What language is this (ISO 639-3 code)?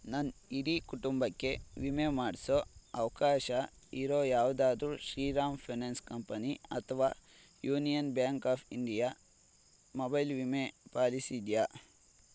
kan